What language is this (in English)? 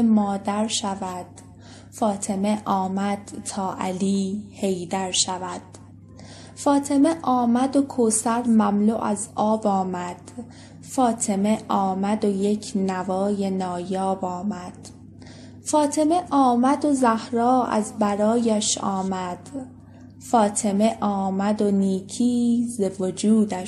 Persian